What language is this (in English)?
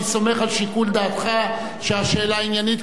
Hebrew